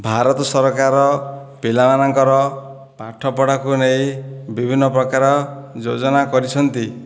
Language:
Odia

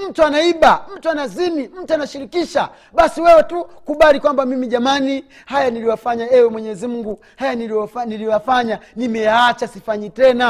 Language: Swahili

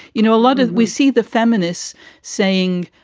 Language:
English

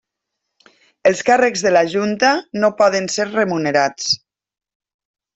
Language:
Catalan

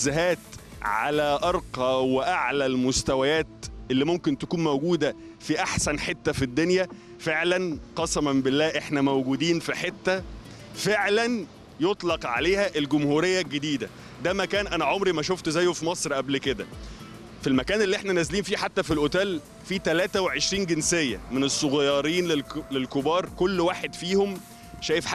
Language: Arabic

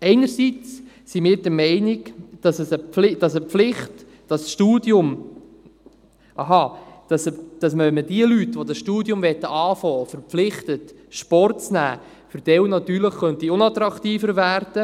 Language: Swiss German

